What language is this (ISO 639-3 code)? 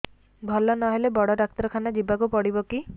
ori